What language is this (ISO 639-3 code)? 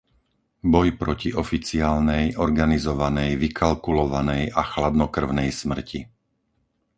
slk